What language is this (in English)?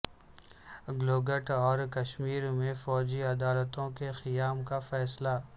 Urdu